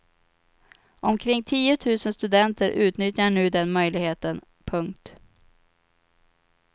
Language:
Swedish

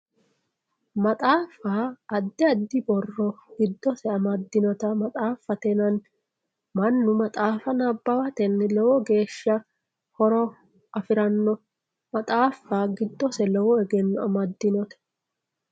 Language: Sidamo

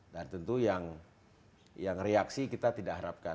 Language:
Indonesian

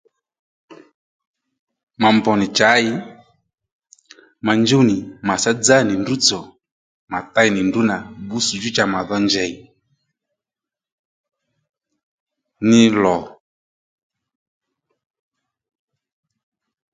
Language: Lendu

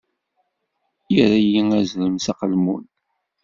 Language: Kabyle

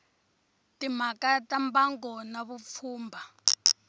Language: Tsonga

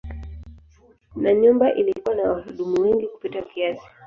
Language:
Swahili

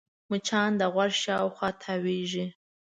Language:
Pashto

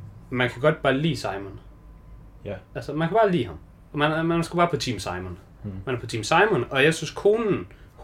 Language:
Danish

